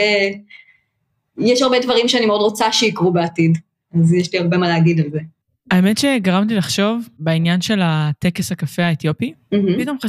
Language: Hebrew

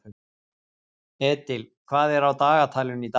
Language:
Icelandic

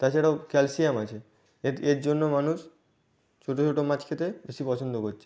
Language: Bangla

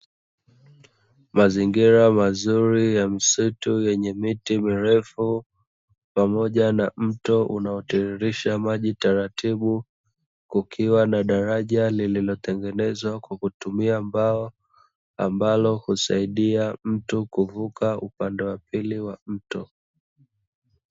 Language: Swahili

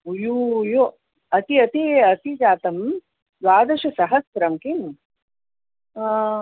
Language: Sanskrit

